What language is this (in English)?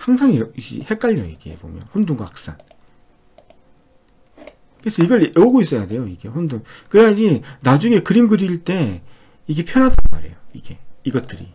Korean